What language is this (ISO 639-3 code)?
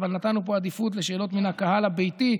heb